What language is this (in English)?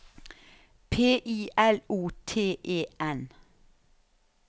Norwegian